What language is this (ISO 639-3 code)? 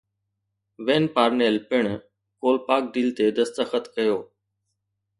snd